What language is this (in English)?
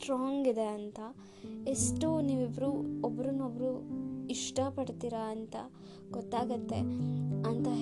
Kannada